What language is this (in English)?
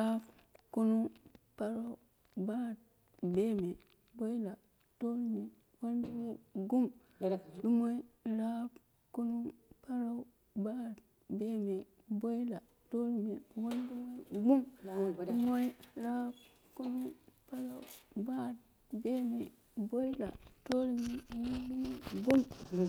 Dera (Nigeria)